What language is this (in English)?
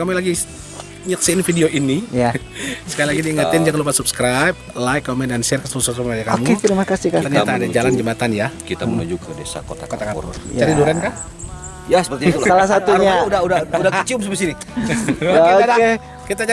Indonesian